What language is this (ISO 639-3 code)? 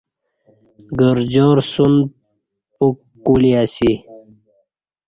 bsh